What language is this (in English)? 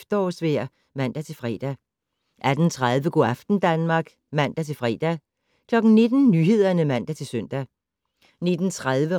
Danish